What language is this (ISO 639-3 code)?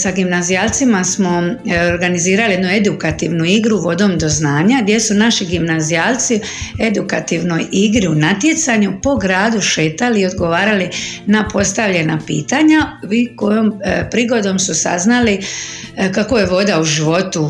hrv